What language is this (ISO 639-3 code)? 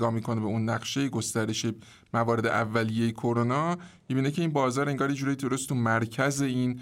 fas